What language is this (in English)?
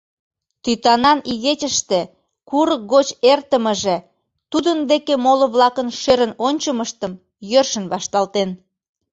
Mari